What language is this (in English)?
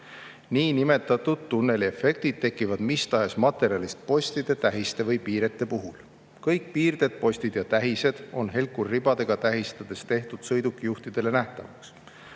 Estonian